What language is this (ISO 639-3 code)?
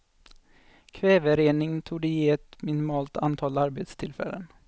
swe